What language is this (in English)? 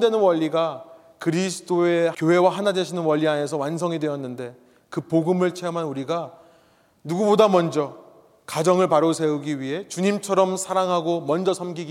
Korean